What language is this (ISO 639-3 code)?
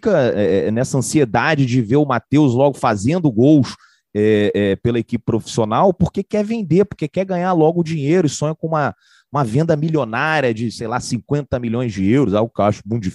por